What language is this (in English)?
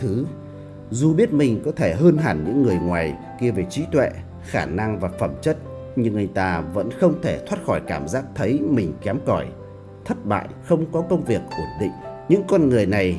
Vietnamese